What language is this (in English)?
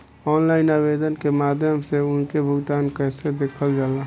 Bhojpuri